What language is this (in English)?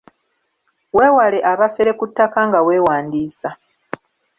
Ganda